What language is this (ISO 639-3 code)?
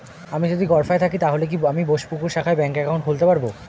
ben